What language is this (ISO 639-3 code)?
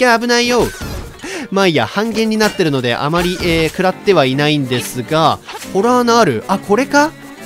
jpn